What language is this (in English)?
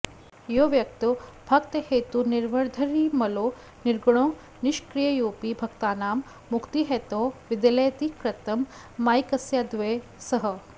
Sanskrit